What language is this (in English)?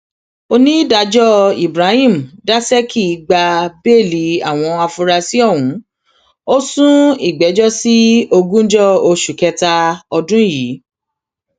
Yoruba